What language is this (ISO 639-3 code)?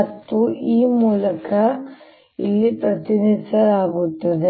kan